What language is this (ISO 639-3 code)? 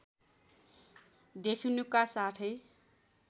nep